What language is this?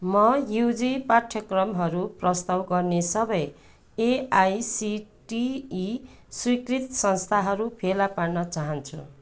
Nepali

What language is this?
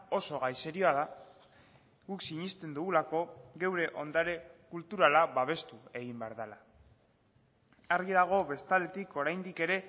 Basque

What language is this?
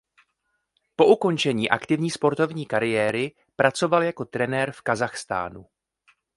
Czech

